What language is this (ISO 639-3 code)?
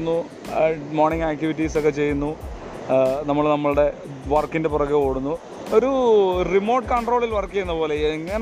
mal